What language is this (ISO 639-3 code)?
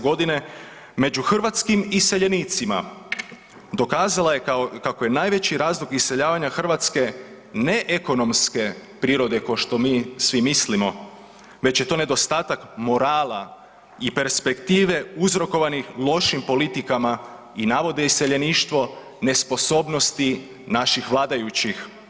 hrv